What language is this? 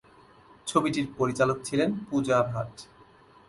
Bangla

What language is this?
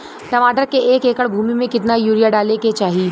Bhojpuri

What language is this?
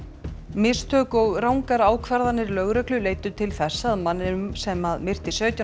Icelandic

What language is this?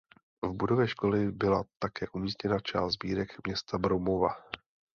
Czech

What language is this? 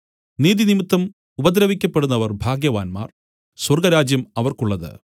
Malayalam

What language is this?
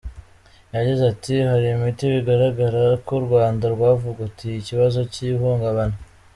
Kinyarwanda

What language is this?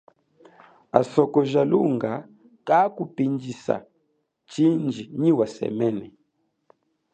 Chokwe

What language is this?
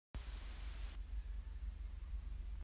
Hakha Chin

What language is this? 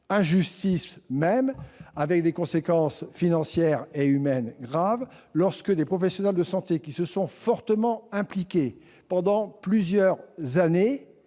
French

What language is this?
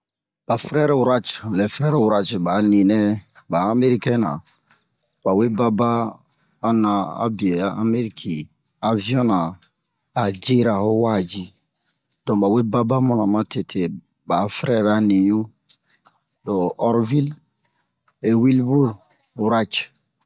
Bomu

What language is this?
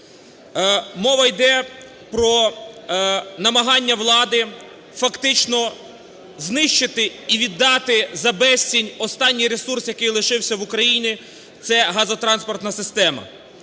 Ukrainian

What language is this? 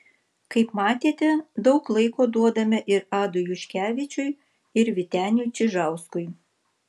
Lithuanian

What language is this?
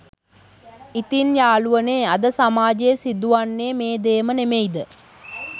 Sinhala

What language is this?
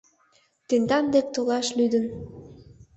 Mari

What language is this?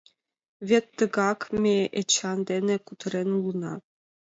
Mari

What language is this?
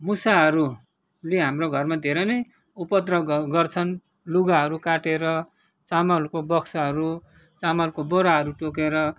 Nepali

